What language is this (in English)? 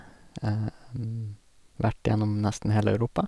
Norwegian